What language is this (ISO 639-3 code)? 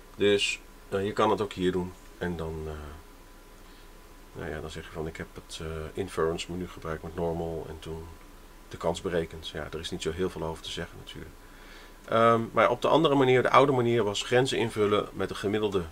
nld